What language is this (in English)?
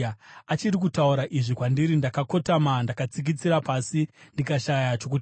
Shona